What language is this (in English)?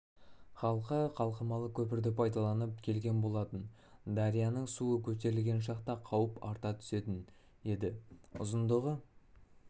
Kazakh